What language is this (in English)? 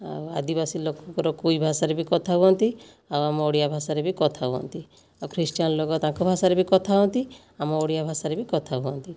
Odia